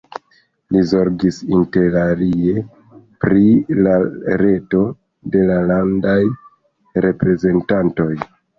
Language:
Esperanto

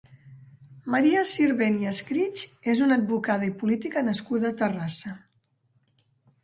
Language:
Catalan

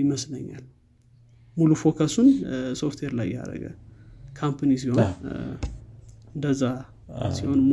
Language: Amharic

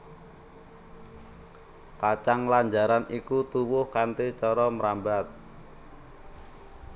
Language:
Javanese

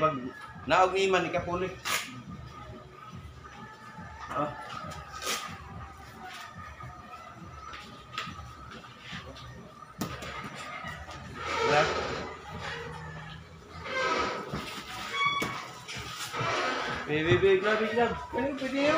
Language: Indonesian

